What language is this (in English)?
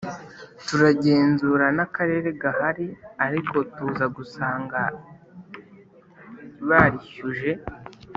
Kinyarwanda